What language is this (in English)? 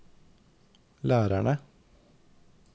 Norwegian